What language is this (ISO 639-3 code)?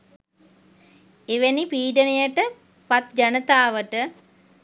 sin